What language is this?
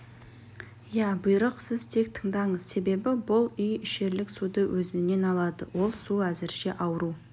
Kazakh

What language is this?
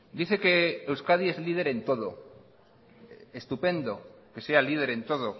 Spanish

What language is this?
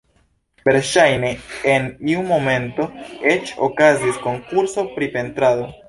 Esperanto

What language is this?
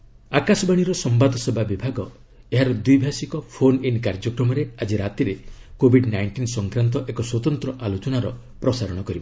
Odia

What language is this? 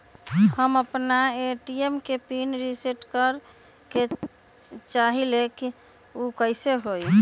Magahi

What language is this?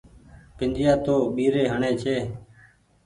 Goaria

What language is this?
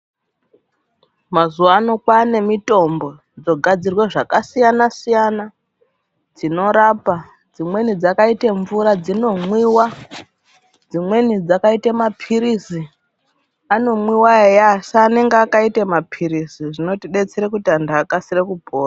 Ndau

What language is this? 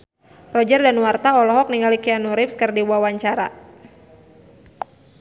Sundanese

